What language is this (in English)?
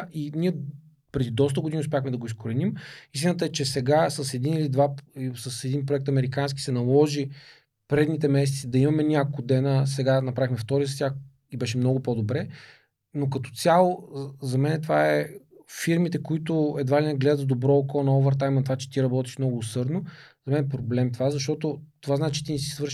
Bulgarian